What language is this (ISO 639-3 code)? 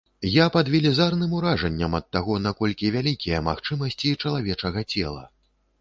bel